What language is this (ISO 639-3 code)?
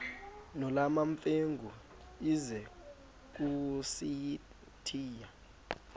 xho